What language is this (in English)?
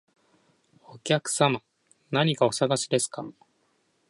Japanese